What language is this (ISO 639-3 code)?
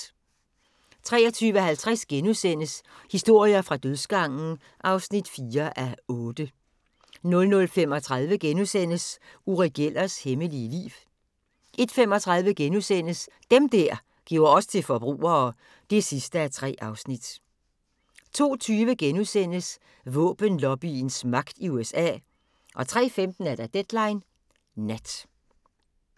dan